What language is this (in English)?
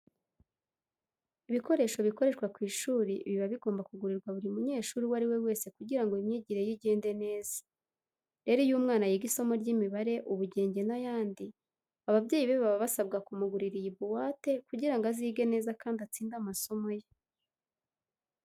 Kinyarwanda